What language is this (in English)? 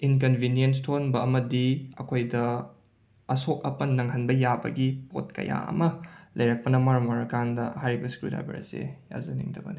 Manipuri